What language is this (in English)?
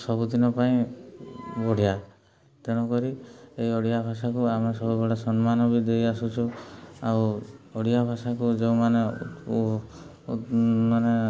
Odia